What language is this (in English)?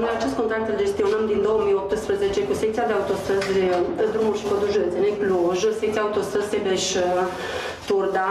Romanian